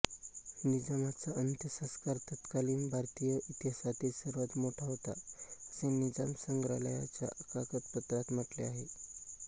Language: Marathi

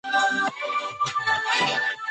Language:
Chinese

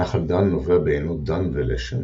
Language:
Hebrew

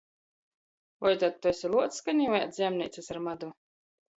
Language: Latgalian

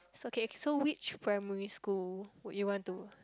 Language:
English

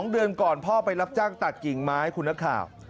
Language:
Thai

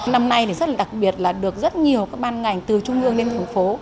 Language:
Vietnamese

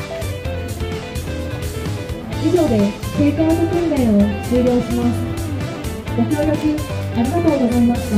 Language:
Japanese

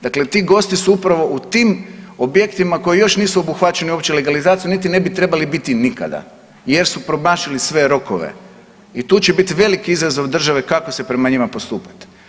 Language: Croatian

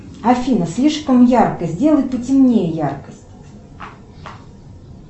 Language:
Russian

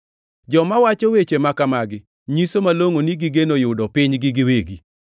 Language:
Luo (Kenya and Tanzania)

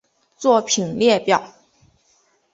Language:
Chinese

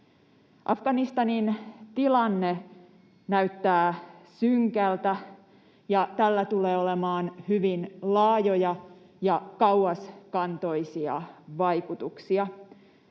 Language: Finnish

